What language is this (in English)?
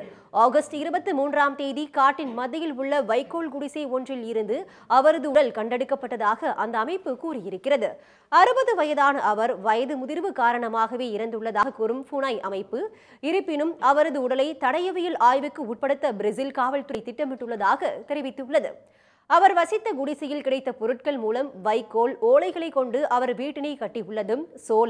Romanian